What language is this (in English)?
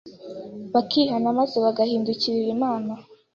Kinyarwanda